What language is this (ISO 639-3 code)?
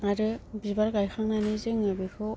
brx